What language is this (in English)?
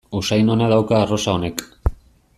Basque